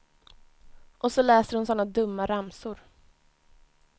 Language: Swedish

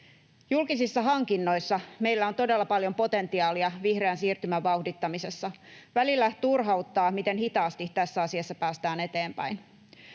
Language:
Finnish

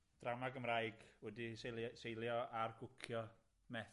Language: Welsh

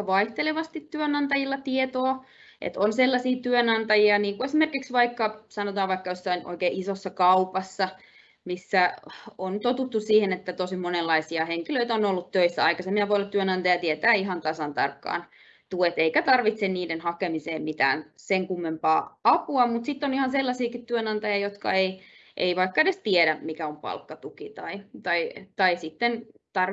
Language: Finnish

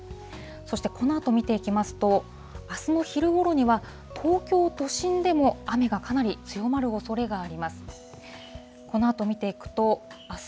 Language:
Japanese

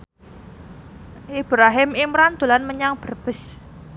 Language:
Javanese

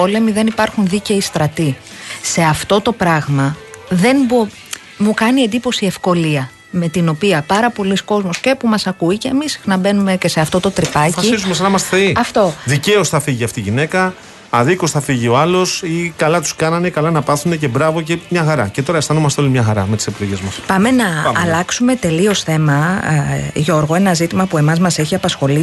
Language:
Greek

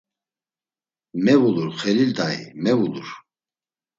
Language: Laz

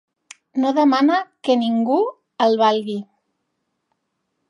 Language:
Catalan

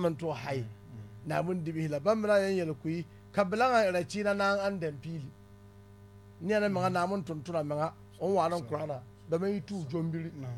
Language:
Arabic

